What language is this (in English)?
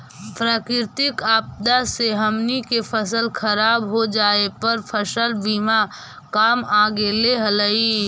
Magahi